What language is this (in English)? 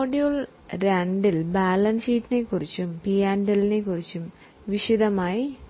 Malayalam